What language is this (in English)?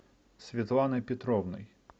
Russian